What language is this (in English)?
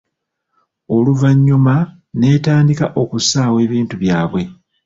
Ganda